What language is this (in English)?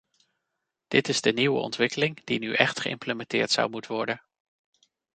Dutch